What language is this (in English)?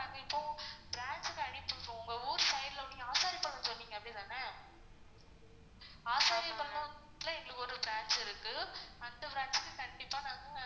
Tamil